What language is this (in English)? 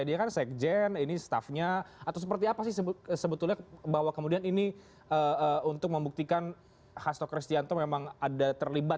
Indonesian